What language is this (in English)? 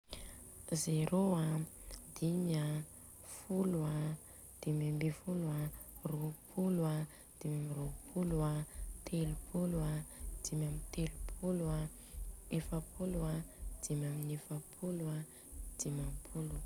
Southern Betsimisaraka Malagasy